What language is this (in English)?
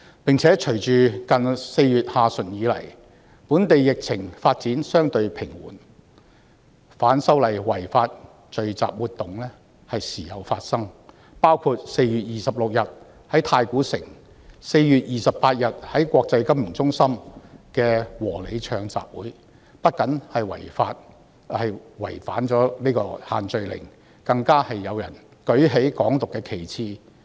Cantonese